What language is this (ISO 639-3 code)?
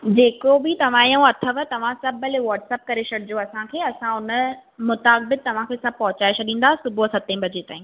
snd